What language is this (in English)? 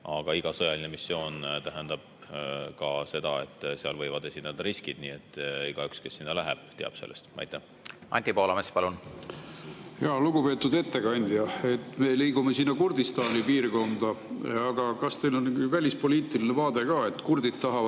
Estonian